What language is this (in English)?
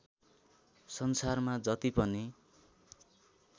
Nepali